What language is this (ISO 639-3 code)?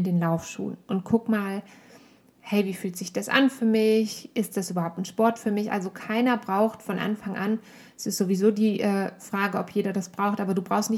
deu